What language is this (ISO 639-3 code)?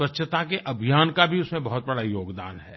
hin